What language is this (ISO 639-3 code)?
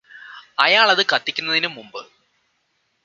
mal